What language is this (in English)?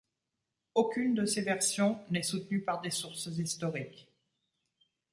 French